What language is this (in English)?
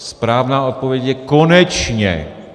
Czech